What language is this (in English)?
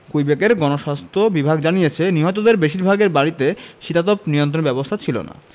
Bangla